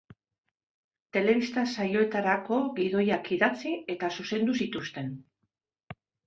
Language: Basque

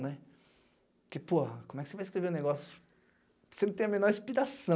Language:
Portuguese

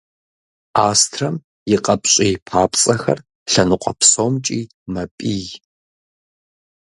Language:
Kabardian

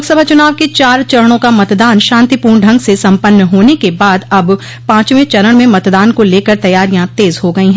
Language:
Hindi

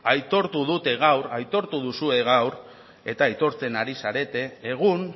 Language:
Basque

